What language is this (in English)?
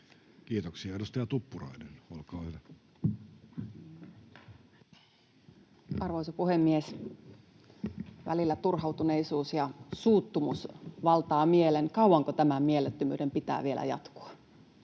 Finnish